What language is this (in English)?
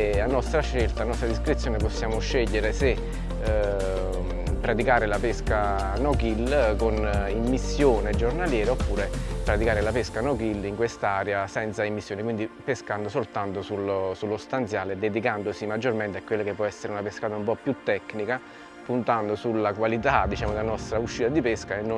Italian